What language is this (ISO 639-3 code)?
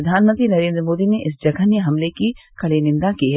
hin